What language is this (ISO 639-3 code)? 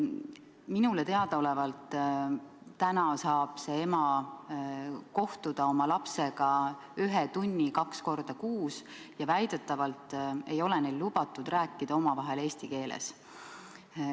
est